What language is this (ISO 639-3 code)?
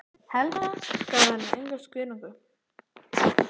isl